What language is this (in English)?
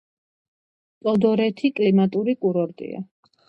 Georgian